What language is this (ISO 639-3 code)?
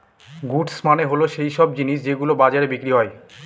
ben